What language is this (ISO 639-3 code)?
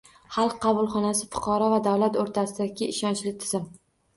uzb